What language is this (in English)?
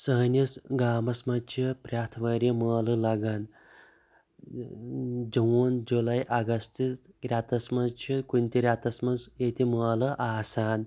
Kashmiri